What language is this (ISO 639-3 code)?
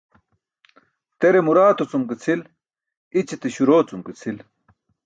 bsk